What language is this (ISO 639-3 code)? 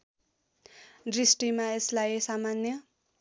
nep